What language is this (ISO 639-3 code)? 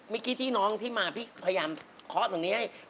tha